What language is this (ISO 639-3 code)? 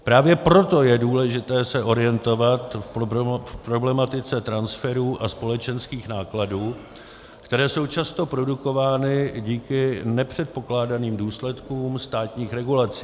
ces